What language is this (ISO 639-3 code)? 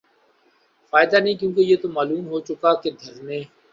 urd